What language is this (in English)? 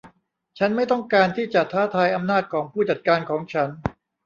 Thai